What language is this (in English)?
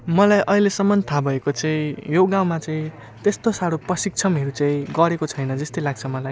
Nepali